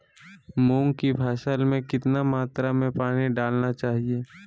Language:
Magahi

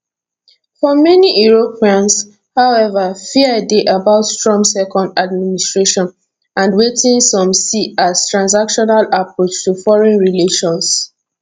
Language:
Nigerian Pidgin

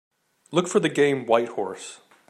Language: English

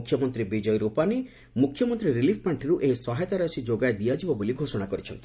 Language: Odia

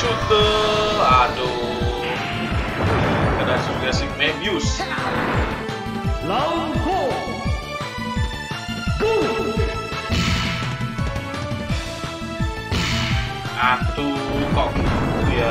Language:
Indonesian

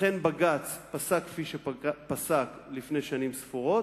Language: Hebrew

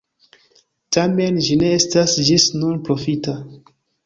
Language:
Esperanto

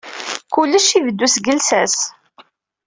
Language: Kabyle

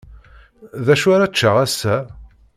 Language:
Kabyle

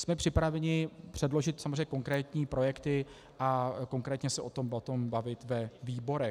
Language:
Czech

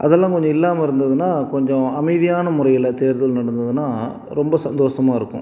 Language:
Tamil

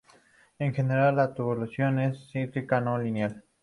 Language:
Spanish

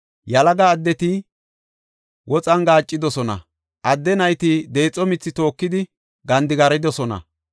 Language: Gofa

